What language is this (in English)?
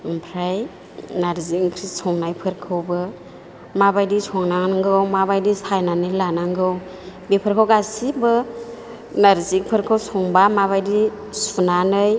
Bodo